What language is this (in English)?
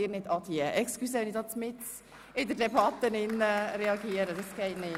Swiss German